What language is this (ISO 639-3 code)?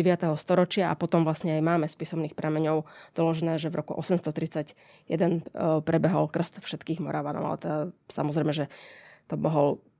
slk